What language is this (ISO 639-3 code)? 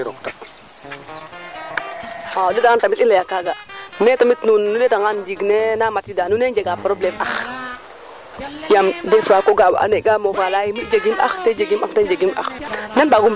srr